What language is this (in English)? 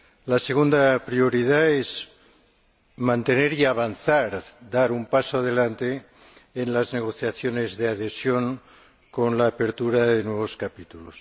Spanish